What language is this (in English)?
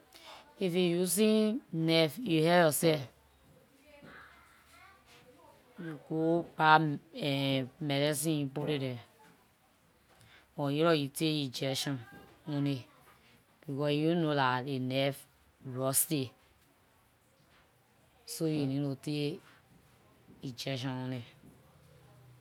Liberian English